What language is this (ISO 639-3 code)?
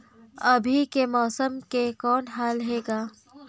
hne